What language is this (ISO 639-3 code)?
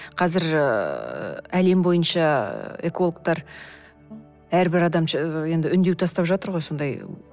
kaz